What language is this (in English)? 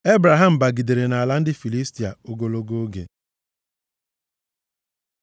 Igbo